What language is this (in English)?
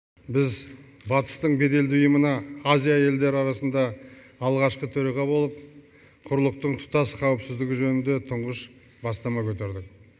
Kazakh